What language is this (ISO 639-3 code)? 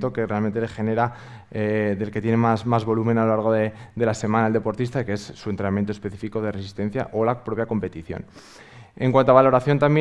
spa